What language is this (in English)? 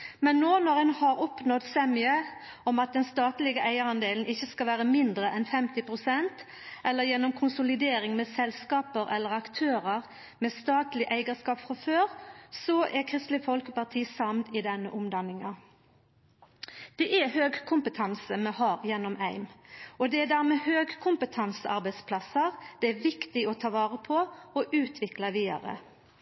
Norwegian Nynorsk